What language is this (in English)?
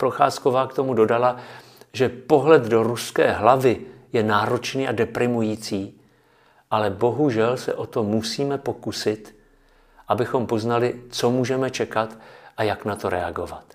Czech